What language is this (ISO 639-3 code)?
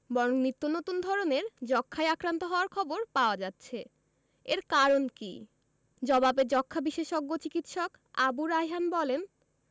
ben